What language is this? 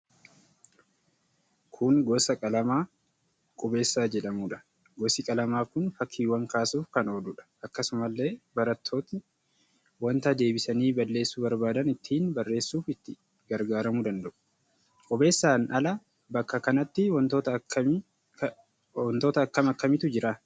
Oromo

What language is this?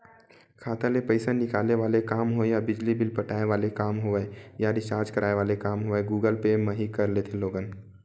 Chhattisgarhi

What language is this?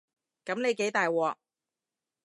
Cantonese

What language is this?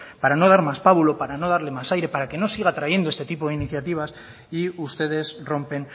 Spanish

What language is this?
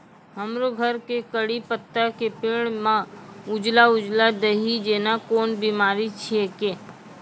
Maithili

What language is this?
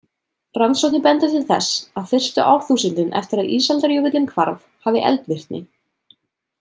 Icelandic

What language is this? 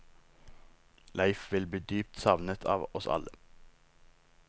Norwegian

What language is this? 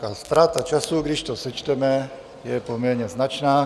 Czech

